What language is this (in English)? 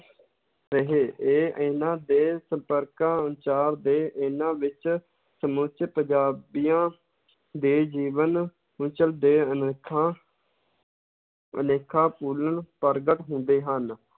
Punjabi